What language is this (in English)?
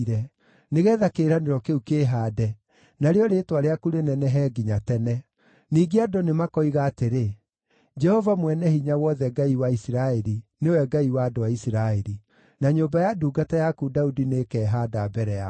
Kikuyu